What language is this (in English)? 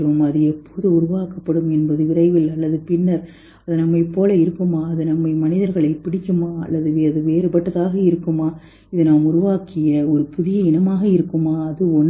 Tamil